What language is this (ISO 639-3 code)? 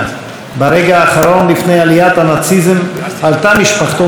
heb